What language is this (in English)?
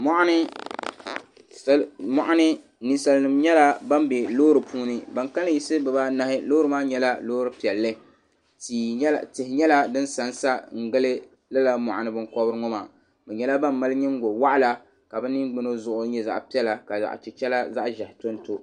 Dagbani